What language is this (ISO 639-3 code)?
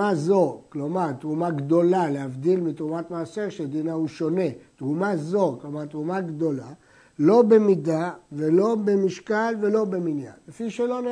heb